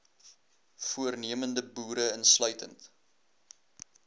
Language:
Afrikaans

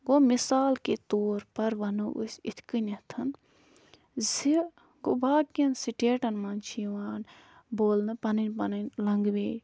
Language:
Kashmiri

